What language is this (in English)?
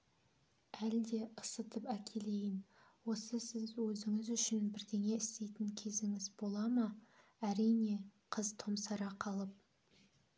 Kazakh